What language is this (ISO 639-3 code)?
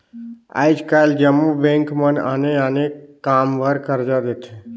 hne